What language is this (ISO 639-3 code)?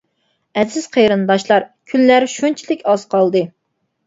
uig